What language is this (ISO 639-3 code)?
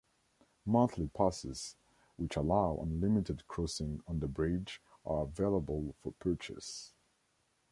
eng